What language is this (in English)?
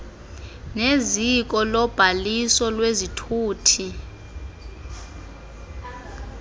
Xhosa